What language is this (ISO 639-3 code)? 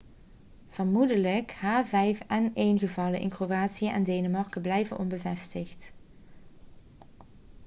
nld